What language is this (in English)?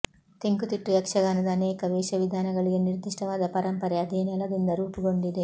Kannada